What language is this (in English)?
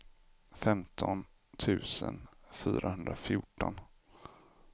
Swedish